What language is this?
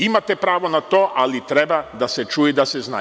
Serbian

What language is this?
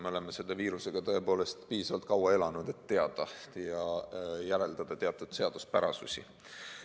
Estonian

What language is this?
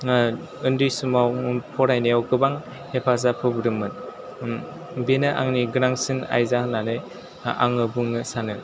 Bodo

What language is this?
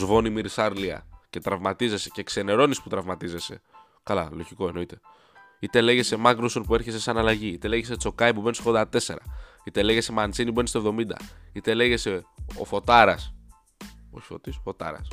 Greek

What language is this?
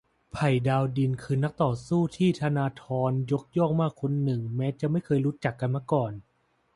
Thai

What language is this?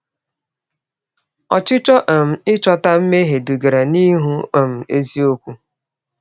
Igbo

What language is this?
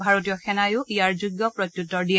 Assamese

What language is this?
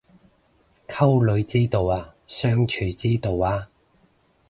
Cantonese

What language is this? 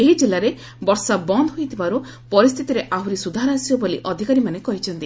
Odia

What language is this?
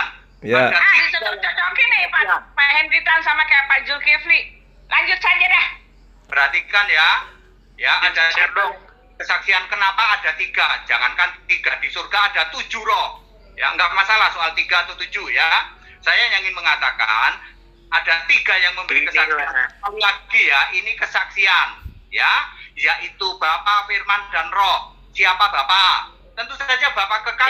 Indonesian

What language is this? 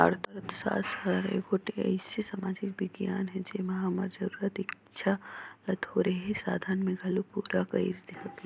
Chhattisgarhi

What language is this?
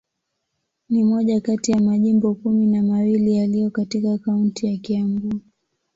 Swahili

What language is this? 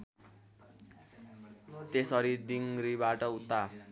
Nepali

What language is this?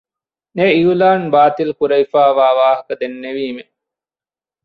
Divehi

